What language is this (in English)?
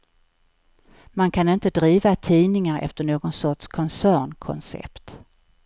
Swedish